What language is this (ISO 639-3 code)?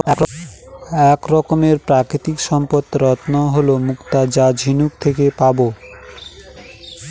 ben